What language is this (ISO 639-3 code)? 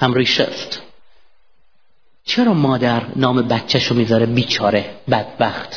fas